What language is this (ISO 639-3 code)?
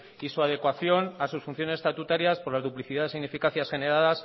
spa